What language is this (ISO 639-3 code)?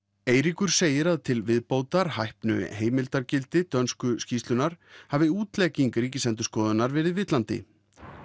isl